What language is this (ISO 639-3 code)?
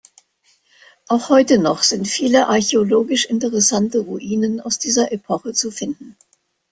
deu